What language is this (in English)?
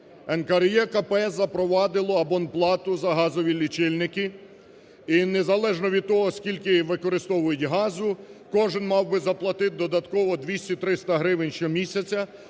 Ukrainian